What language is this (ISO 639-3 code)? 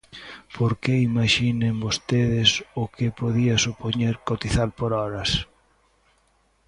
glg